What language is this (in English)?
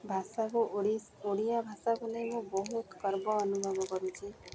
Odia